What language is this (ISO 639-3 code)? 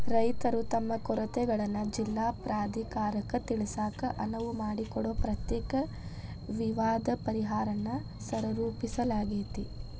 kan